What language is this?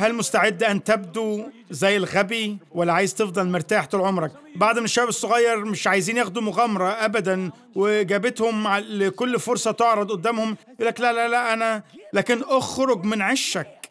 Arabic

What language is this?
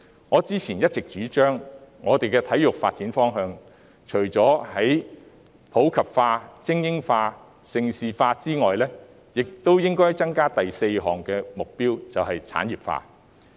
Cantonese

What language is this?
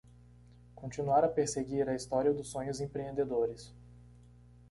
Portuguese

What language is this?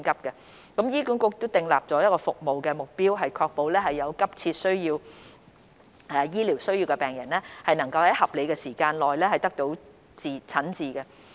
Cantonese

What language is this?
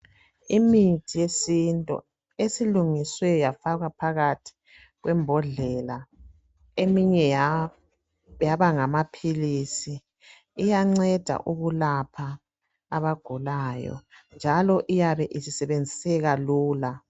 North Ndebele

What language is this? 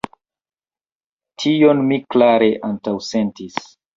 Esperanto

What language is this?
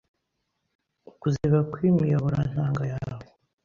Kinyarwanda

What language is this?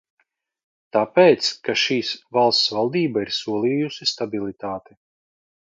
Latvian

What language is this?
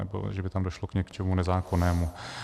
Czech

